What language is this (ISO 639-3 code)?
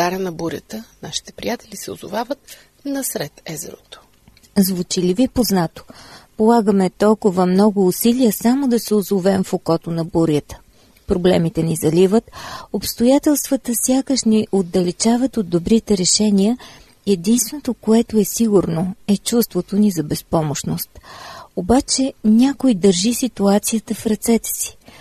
bul